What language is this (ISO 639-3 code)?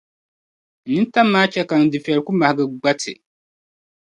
dag